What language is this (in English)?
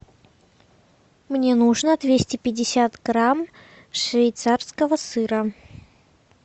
Russian